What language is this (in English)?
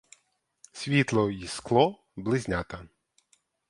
Ukrainian